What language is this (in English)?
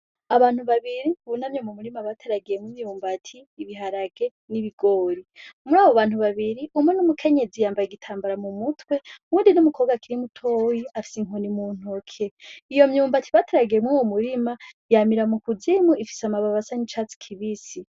Rundi